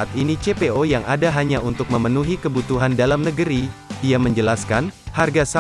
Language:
Indonesian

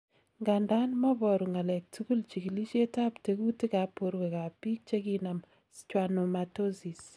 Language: Kalenjin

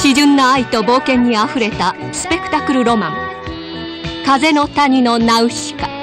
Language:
Japanese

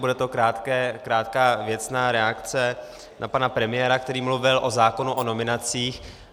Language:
Czech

